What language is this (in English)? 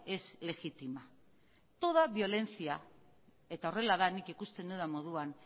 Basque